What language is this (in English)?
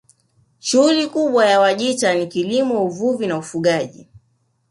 Swahili